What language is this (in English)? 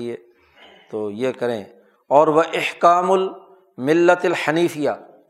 Urdu